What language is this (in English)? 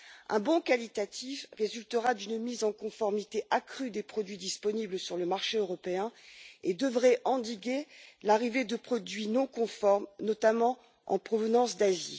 French